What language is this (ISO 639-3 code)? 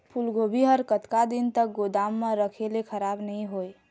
hne